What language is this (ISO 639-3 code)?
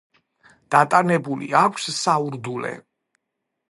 kat